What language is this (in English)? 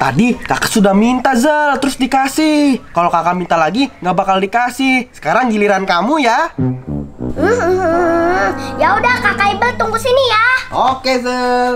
Indonesian